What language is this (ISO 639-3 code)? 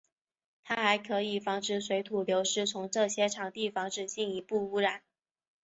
zho